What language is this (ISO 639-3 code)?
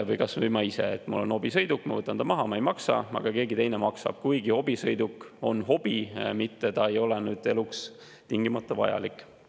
est